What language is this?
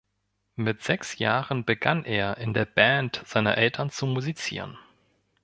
German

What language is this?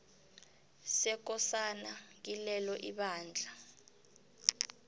South Ndebele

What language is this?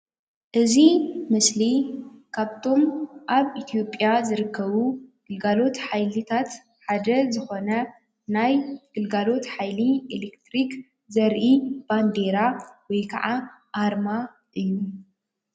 Tigrinya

